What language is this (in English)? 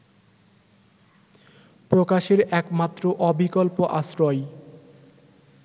Bangla